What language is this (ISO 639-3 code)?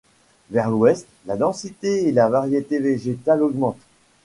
fra